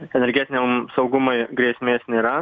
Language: Lithuanian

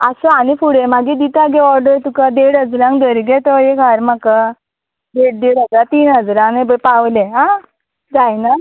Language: Konkani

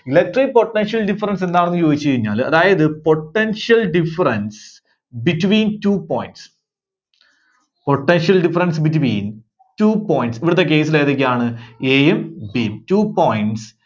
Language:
Malayalam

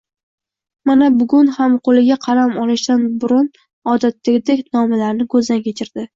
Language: Uzbek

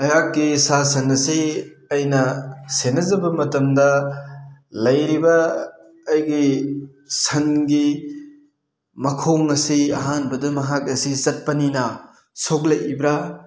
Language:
Manipuri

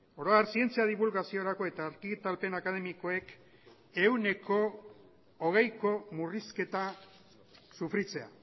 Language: Basque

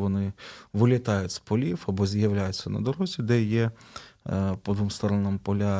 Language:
Ukrainian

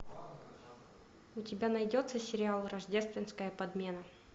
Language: Russian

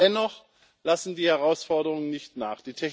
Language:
German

